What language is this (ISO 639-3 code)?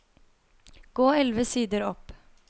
nor